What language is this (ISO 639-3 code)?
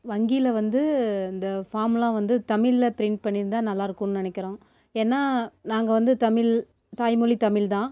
tam